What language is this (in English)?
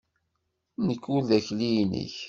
Kabyle